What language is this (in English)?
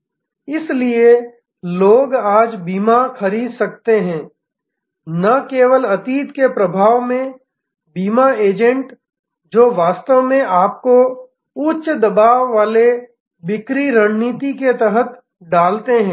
Hindi